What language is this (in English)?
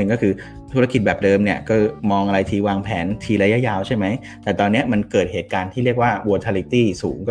Thai